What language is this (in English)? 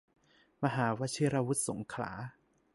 Thai